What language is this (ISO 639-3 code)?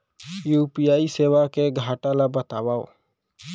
hne